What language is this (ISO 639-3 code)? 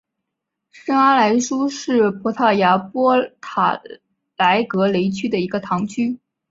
zho